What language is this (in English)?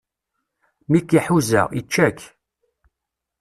Kabyle